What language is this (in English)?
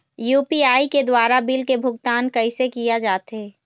Chhattisgarhi